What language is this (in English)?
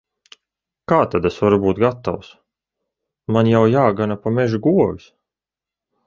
Latvian